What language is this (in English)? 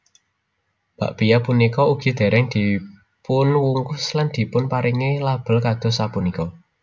Javanese